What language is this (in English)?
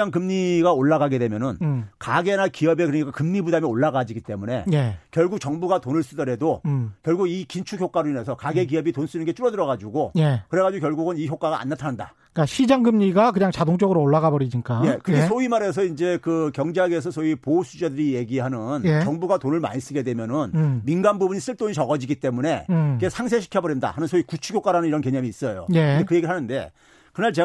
Korean